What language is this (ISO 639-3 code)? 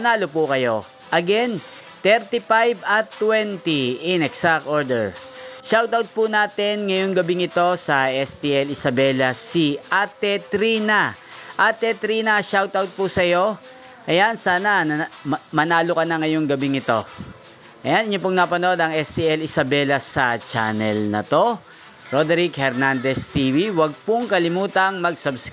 fil